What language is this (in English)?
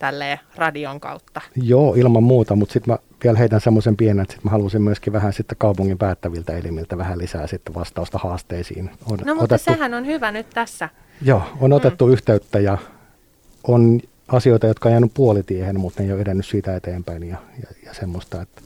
Finnish